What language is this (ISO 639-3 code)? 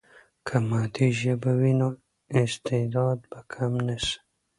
pus